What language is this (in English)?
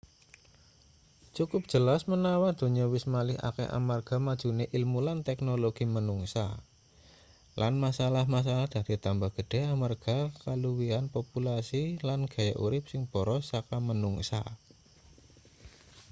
Javanese